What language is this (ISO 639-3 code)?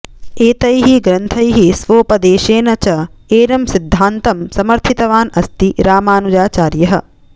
san